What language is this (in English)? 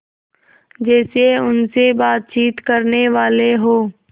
Hindi